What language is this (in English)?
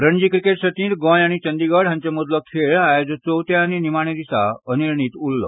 Konkani